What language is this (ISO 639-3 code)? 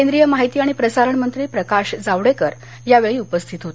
mar